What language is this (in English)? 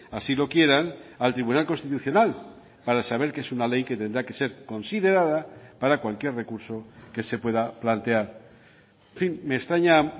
Spanish